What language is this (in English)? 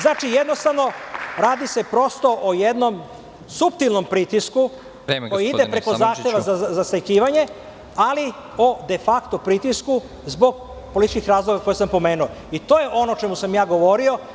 Serbian